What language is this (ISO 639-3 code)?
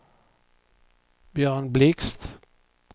swe